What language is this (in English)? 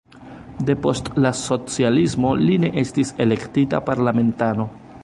Esperanto